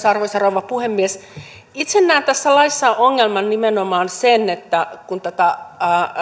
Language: Finnish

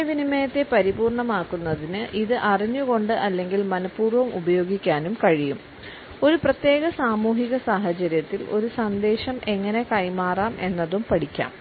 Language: Malayalam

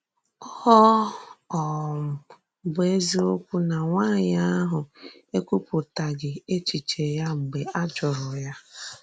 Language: Igbo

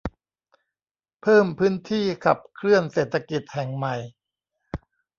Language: Thai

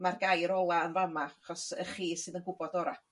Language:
Welsh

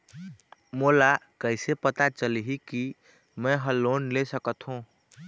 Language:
Chhattisgarhi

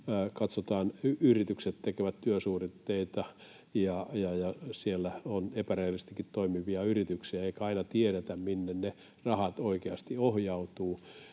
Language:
Finnish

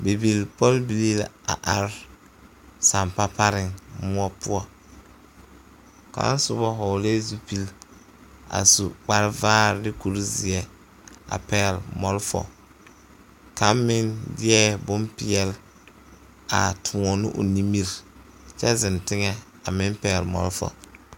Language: Southern Dagaare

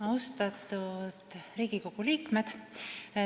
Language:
Estonian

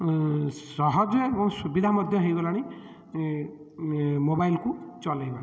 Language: Odia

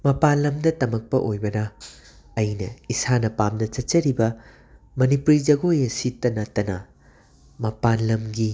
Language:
Manipuri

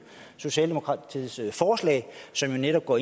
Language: Danish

